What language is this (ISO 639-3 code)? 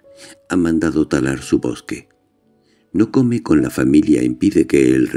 spa